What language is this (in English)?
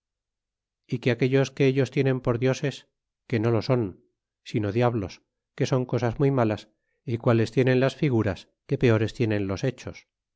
Spanish